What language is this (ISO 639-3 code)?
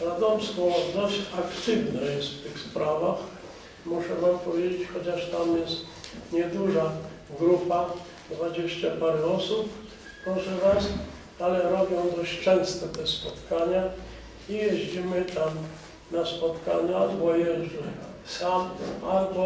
pol